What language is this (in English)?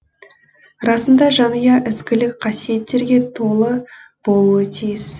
Kazakh